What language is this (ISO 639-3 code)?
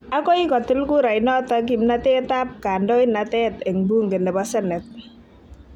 kln